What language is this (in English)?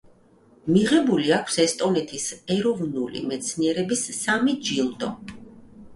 Georgian